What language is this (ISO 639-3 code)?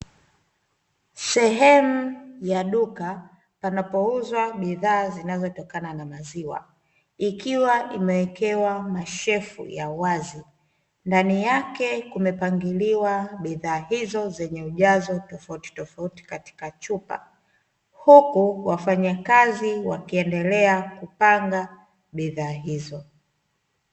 swa